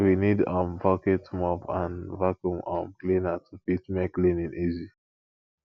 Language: Nigerian Pidgin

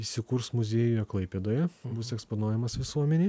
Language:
Lithuanian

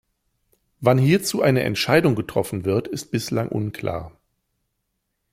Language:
German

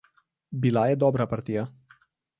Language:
Slovenian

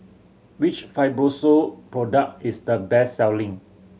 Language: English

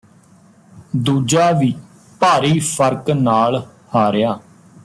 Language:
Punjabi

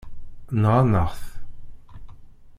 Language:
Kabyle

